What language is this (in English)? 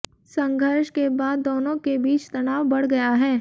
Hindi